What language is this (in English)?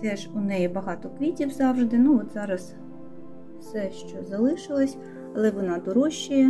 Ukrainian